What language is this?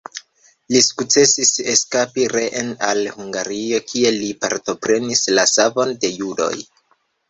Esperanto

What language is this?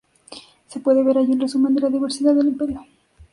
Spanish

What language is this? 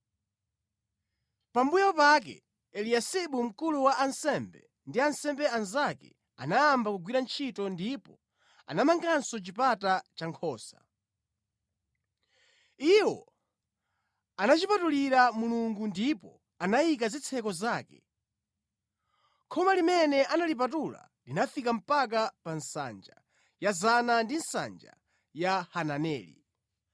Nyanja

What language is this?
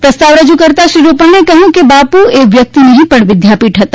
Gujarati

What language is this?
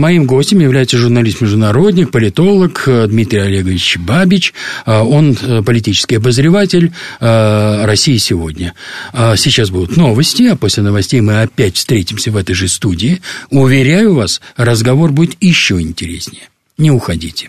Russian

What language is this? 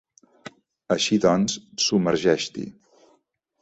Catalan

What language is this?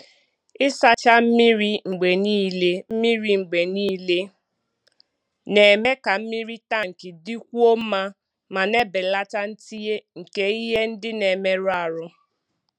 Igbo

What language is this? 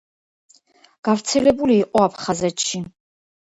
Georgian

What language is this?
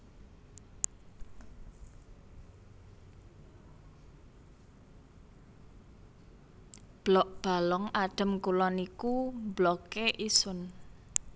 Javanese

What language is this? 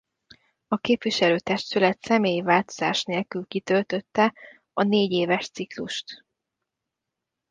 Hungarian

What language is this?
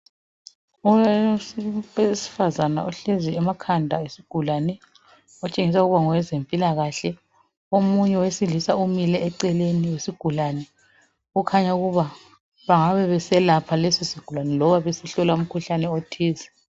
North Ndebele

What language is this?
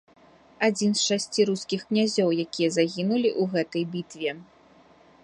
Belarusian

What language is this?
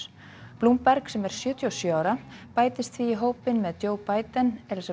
Icelandic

